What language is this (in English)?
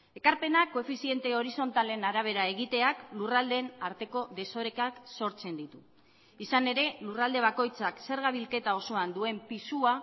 Basque